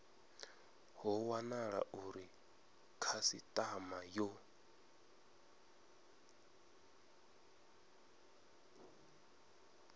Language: Venda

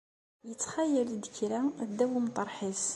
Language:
Kabyle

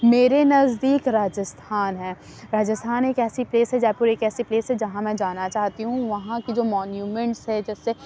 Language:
Urdu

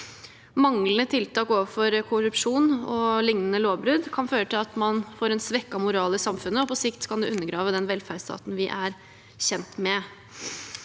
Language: Norwegian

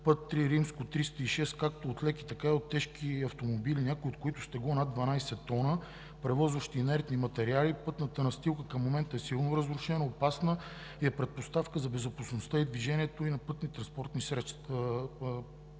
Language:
Bulgarian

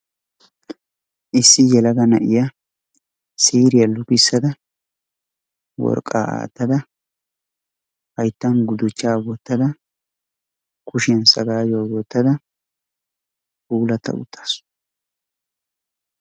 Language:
Wolaytta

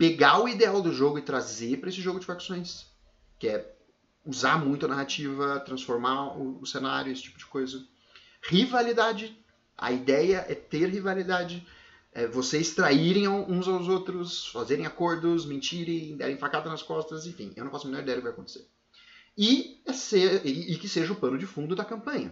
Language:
Portuguese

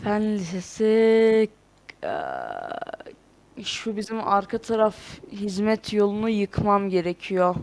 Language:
Turkish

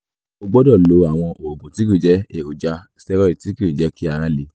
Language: Yoruba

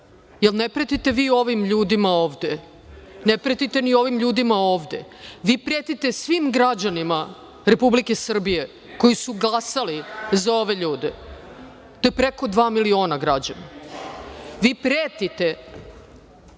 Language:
Serbian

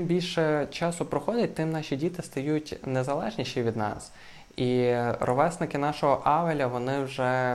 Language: Ukrainian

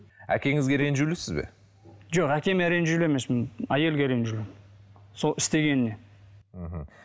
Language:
Kazakh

